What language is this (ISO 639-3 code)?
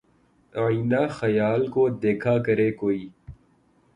urd